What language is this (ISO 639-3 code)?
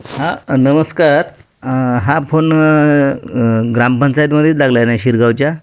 mar